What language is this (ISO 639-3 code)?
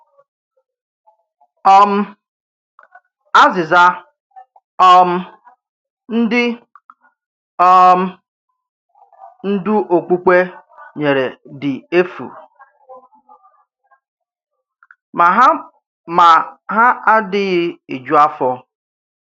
ibo